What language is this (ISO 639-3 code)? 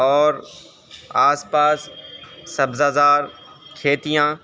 urd